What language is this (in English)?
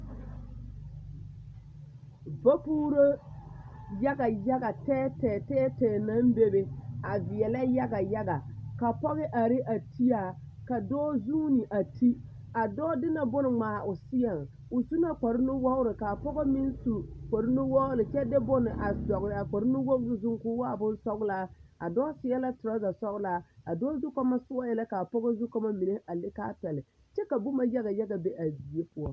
Southern Dagaare